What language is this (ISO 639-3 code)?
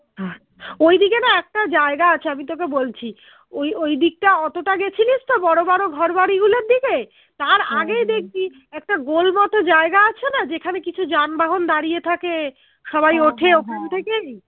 ben